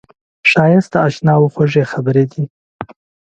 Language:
Pashto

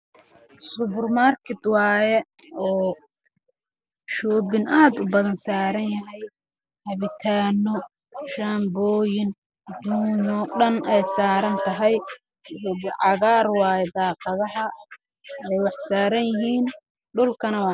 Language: Somali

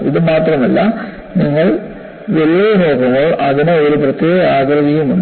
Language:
Malayalam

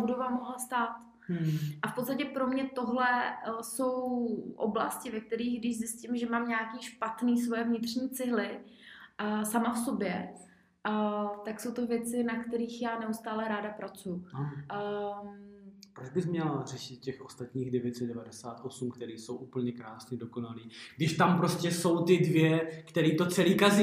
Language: Czech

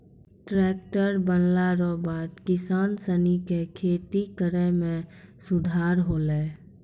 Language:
Maithili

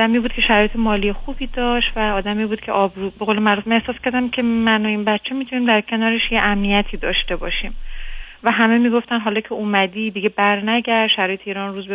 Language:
Persian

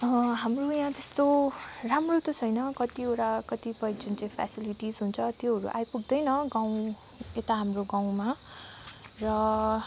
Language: Nepali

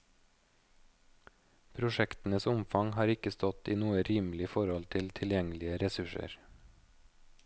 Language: Norwegian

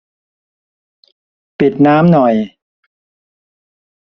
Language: Thai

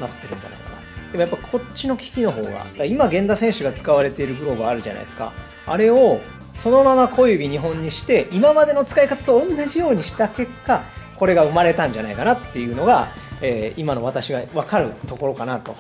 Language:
Japanese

